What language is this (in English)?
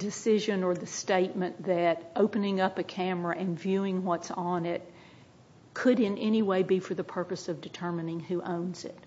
English